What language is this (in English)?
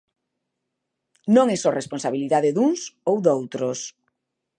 Galician